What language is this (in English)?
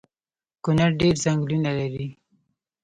Pashto